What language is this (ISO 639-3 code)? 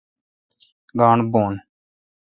xka